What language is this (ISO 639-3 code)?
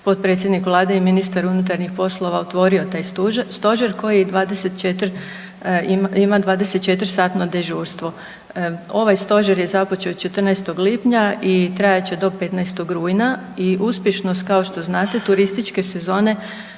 hrv